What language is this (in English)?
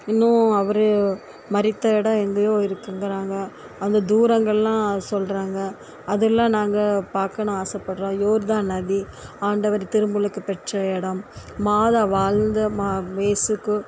Tamil